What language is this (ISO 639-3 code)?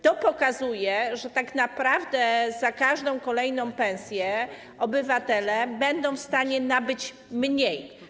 pol